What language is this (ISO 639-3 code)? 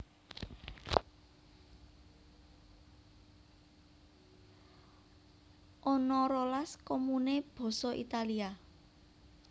jav